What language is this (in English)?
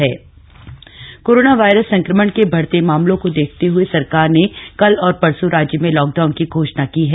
Hindi